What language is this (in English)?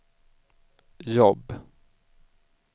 Swedish